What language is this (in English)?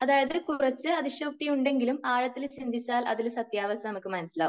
Malayalam